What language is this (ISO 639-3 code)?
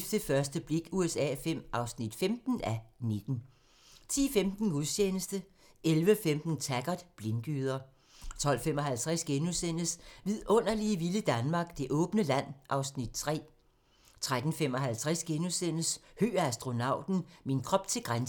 dan